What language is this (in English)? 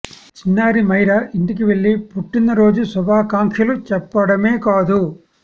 Telugu